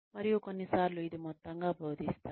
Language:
Telugu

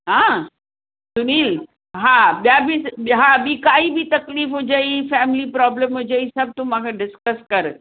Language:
Sindhi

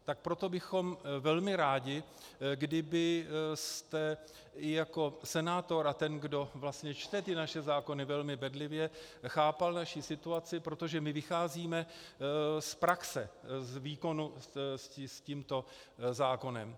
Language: Czech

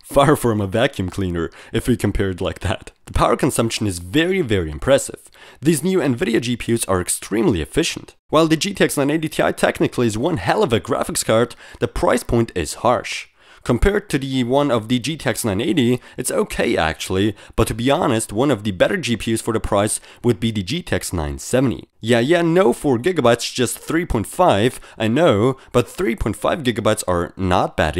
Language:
English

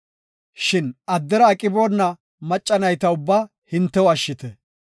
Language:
Gofa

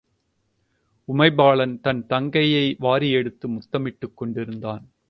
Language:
Tamil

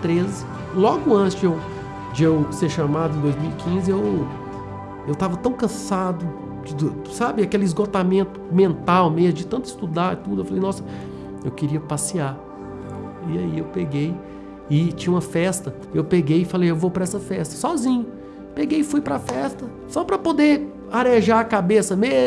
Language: Portuguese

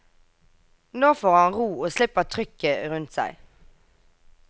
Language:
Norwegian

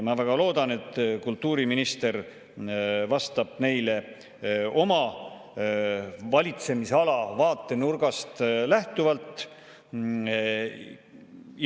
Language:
Estonian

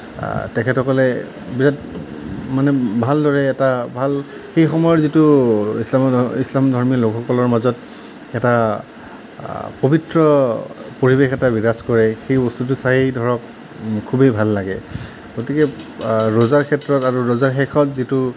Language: Assamese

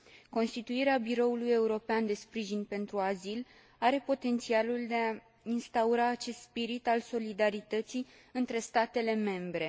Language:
Romanian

